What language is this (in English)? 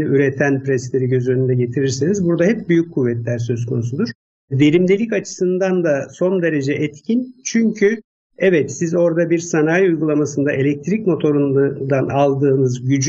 Turkish